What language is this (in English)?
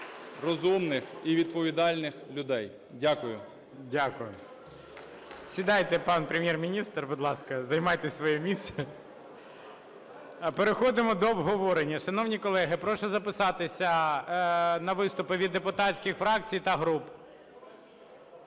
Ukrainian